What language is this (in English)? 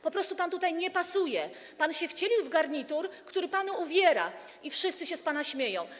Polish